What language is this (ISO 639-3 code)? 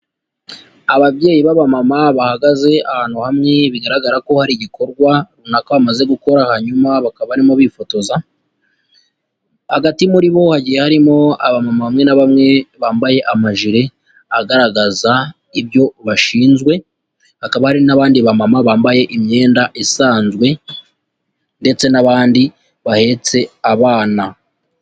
kin